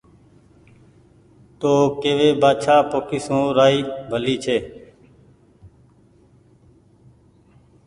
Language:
Goaria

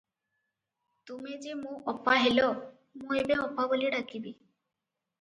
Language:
Odia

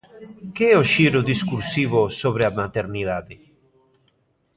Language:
Galician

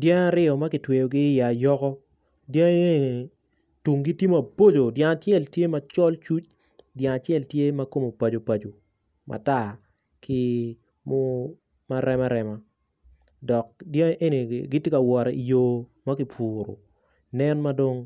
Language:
Acoli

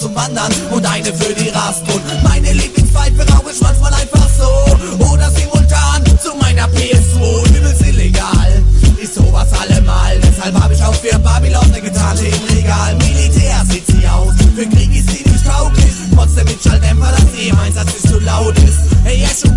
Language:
German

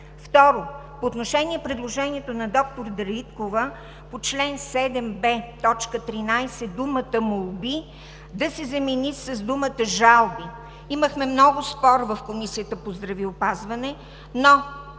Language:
Bulgarian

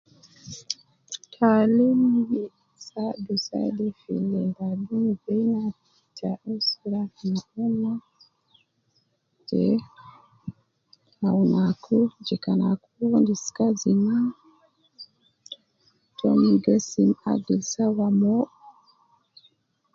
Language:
Nubi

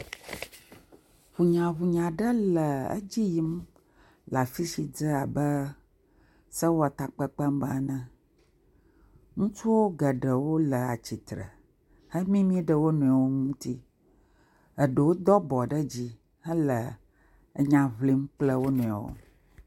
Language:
Ewe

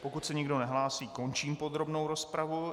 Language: Czech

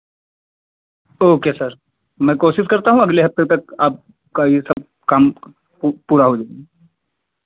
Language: Hindi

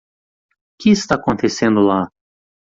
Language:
Portuguese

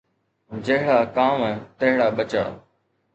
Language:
Sindhi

